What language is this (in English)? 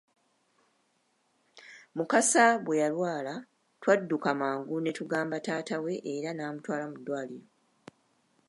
Ganda